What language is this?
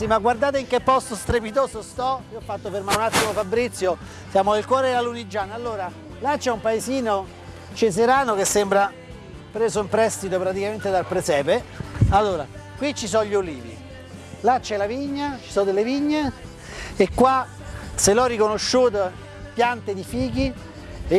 Italian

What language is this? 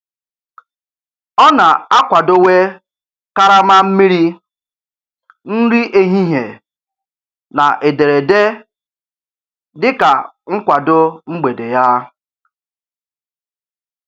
Igbo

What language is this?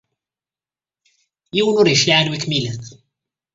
Kabyle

